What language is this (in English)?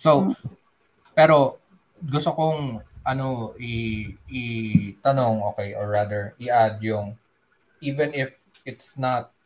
Filipino